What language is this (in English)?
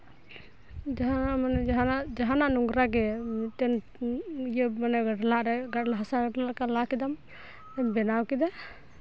Santali